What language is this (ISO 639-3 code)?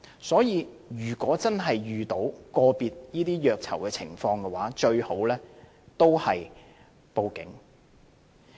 yue